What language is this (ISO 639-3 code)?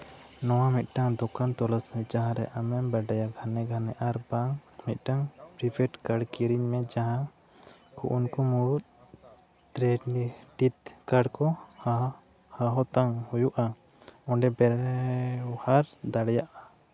sat